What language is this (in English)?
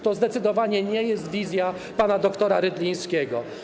Polish